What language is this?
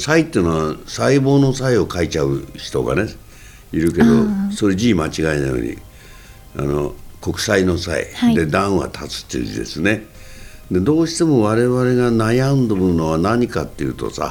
Japanese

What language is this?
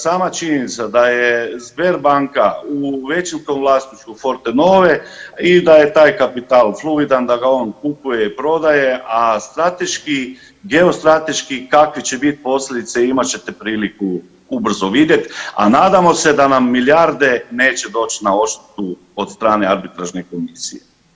Croatian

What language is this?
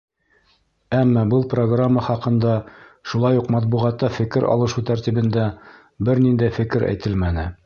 Bashkir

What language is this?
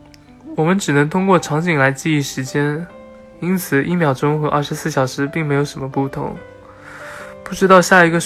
Chinese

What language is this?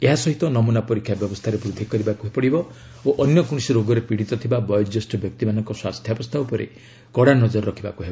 Odia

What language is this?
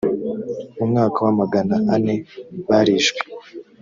Kinyarwanda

